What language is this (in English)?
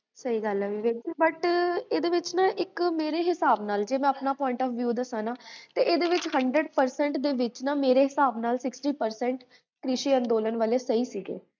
Punjabi